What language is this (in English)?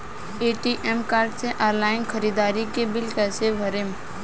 Bhojpuri